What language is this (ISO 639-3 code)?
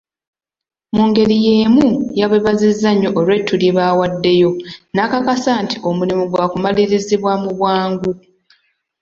lug